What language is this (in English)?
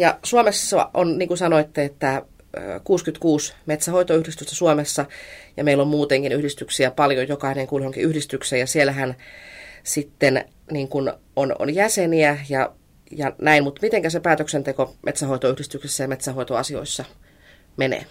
Finnish